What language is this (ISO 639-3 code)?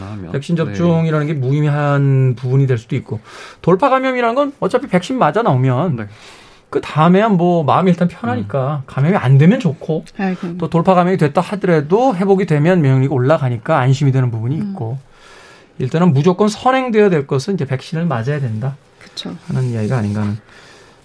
kor